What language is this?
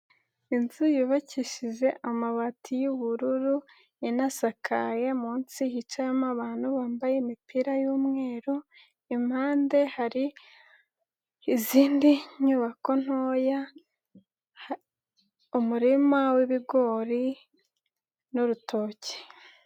Kinyarwanda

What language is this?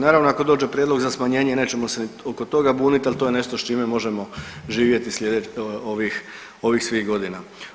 Croatian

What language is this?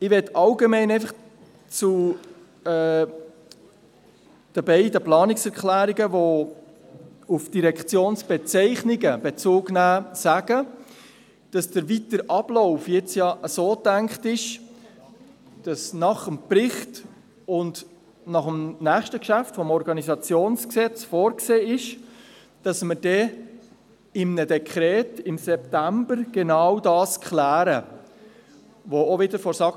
Swiss German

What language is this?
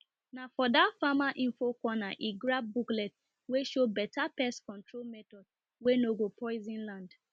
Nigerian Pidgin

